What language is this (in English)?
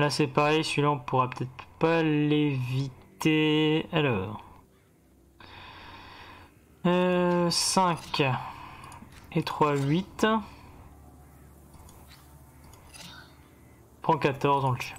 French